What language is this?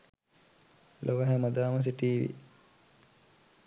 Sinhala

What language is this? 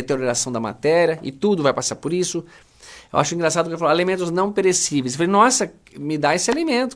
Portuguese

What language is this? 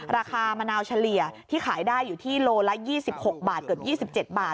Thai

